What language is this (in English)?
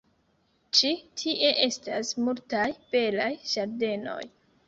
Esperanto